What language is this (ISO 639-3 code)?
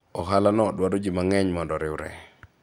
luo